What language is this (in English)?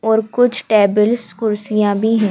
Hindi